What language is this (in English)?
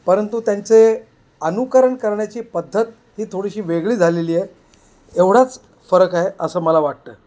Marathi